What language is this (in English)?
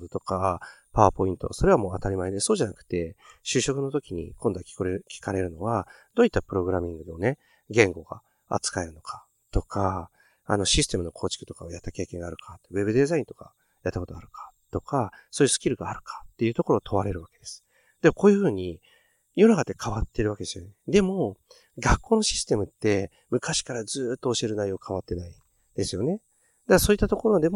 Japanese